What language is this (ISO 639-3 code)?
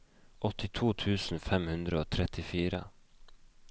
nor